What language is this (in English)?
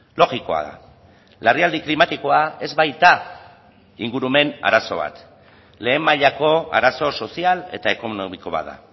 Basque